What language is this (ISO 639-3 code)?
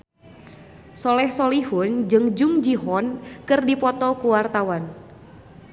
sun